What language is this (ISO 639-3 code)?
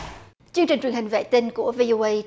vie